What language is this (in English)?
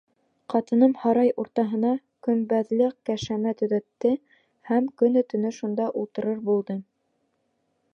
Bashkir